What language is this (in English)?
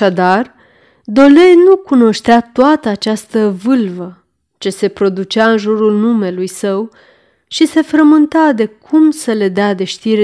Romanian